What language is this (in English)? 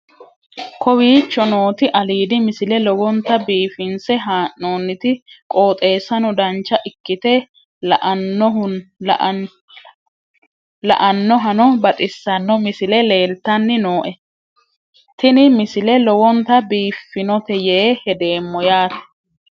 Sidamo